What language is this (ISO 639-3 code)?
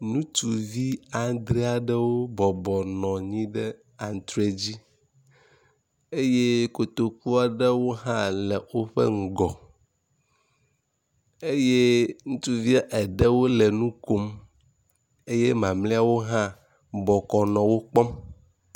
ewe